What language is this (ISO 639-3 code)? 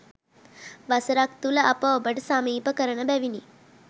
sin